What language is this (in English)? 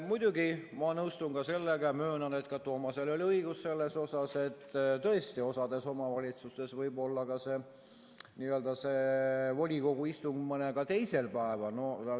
Estonian